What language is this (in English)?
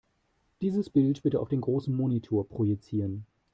German